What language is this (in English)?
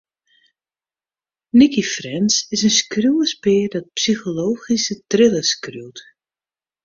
Western Frisian